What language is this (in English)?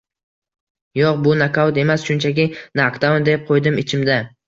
Uzbek